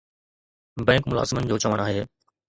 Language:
Sindhi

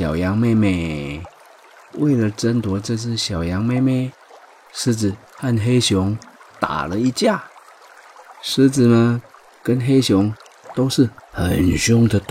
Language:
Chinese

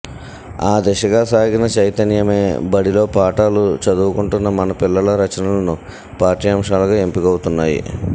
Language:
Telugu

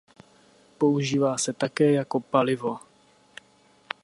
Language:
Czech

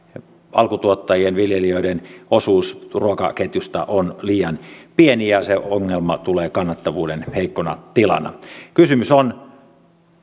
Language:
Finnish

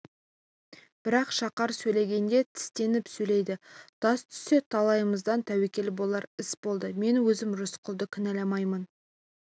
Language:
Kazakh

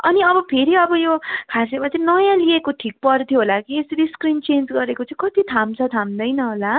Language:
Nepali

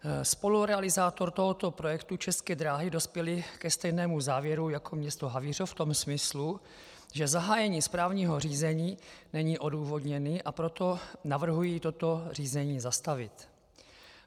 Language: Czech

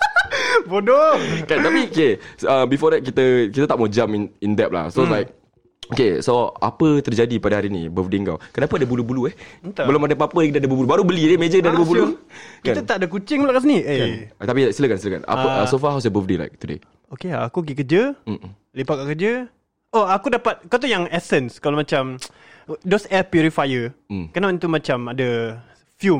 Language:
Malay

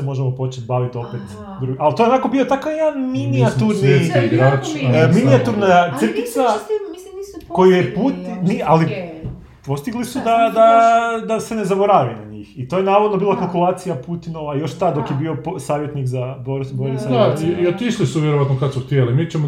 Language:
Croatian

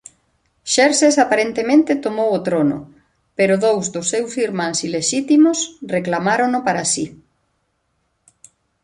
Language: Galician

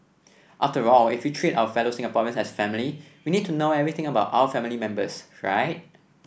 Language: English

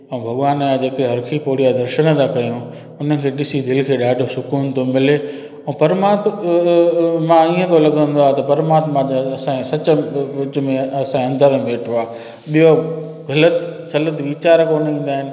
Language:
Sindhi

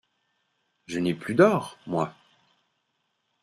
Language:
French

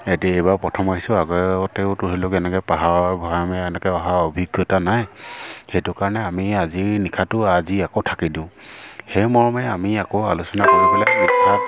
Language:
Assamese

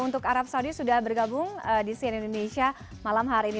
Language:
Indonesian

